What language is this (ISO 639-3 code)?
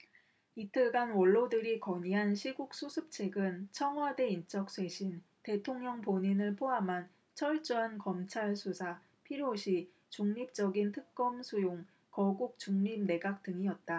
kor